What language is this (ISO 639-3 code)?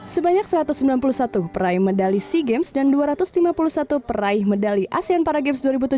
ind